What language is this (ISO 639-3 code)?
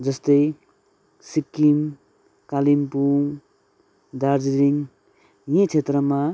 nep